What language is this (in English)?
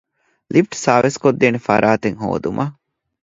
Divehi